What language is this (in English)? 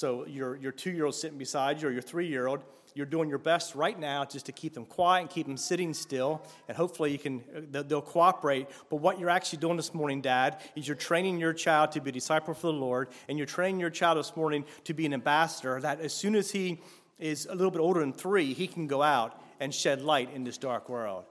English